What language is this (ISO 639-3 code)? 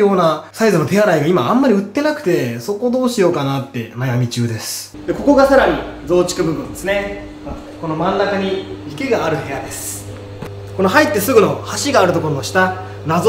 jpn